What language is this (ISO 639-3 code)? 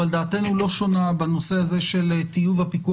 heb